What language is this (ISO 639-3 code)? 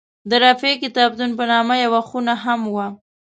pus